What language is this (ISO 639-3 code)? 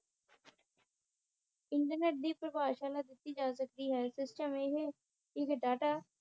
pan